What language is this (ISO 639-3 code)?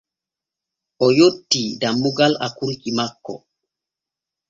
fue